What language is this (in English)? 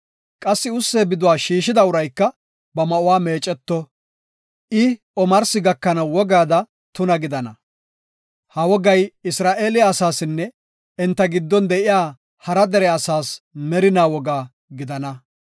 Gofa